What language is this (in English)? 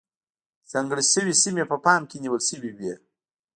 Pashto